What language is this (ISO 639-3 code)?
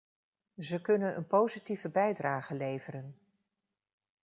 nld